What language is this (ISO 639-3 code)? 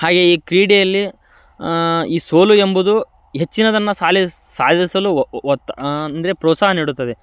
kan